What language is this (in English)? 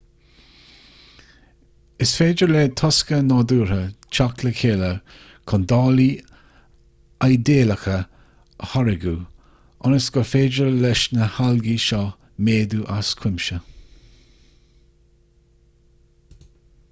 Irish